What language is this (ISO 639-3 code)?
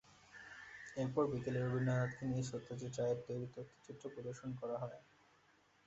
ben